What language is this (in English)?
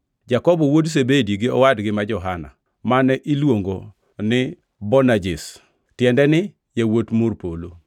Luo (Kenya and Tanzania)